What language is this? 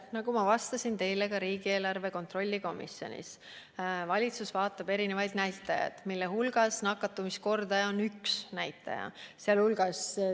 Estonian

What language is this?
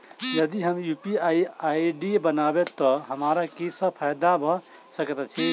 Maithili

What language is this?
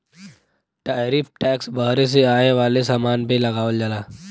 Bhojpuri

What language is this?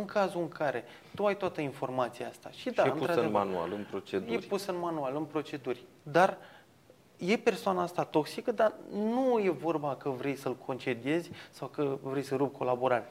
Romanian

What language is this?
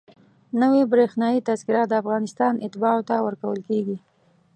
Pashto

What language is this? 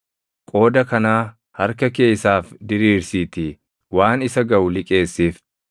Oromo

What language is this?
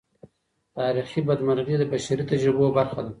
Pashto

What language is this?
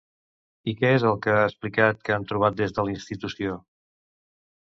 Catalan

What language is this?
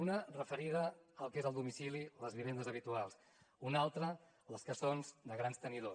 Catalan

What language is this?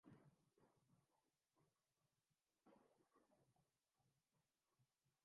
Urdu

